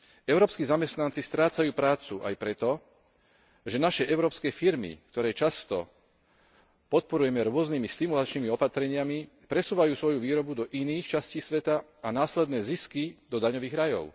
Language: Slovak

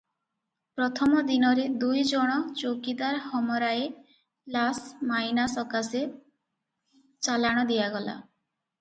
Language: Odia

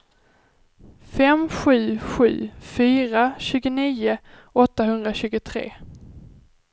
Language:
Swedish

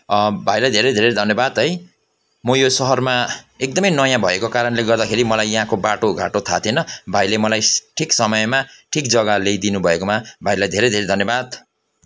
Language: Nepali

